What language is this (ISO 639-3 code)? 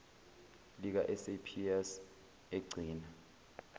zul